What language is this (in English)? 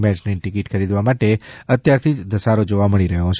Gujarati